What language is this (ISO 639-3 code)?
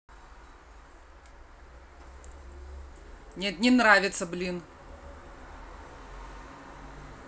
rus